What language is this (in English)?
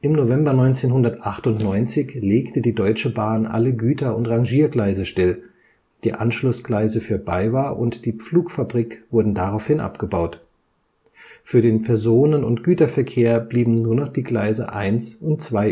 German